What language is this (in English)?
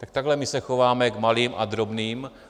Czech